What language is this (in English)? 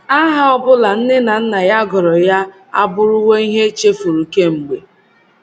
Igbo